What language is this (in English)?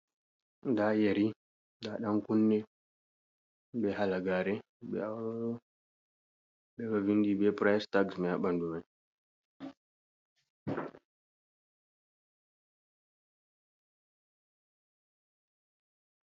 Fula